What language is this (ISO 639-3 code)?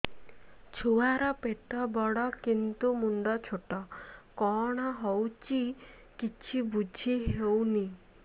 ori